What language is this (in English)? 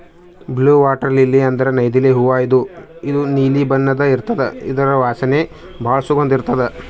Kannada